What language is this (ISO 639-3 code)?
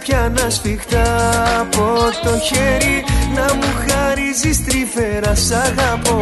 ell